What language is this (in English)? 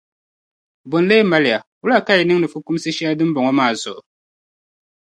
Dagbani